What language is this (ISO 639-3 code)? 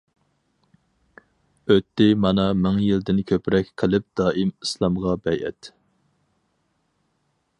uig